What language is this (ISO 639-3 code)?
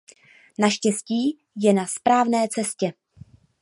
ces